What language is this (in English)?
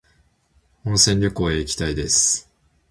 Japanese